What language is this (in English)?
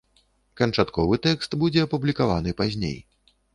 Belarusian